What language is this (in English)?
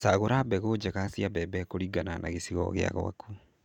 Kikuyu